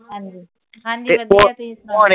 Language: Punjabi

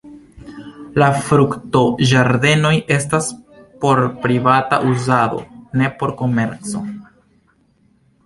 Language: Esperanto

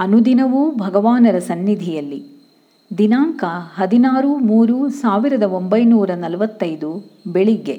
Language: Kannada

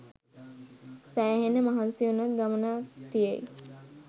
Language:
Sinhala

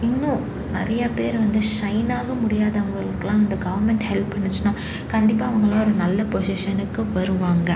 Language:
Tamil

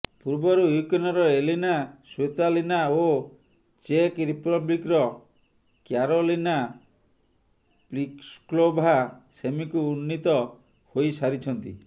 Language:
Odia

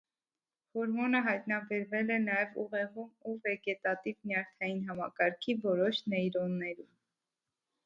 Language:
Armenian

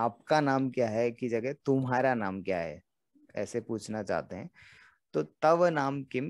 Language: Hindi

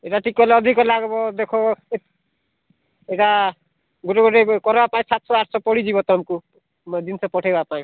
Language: Odia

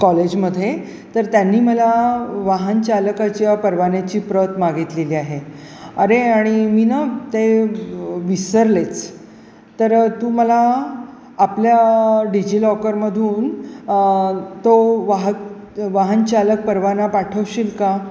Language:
Marathi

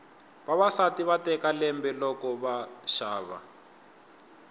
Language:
Tsonga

